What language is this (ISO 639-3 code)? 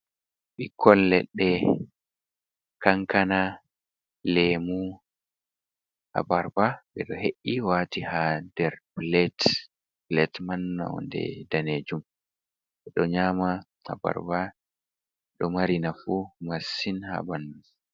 ful